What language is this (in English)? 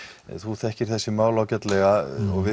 Icelandic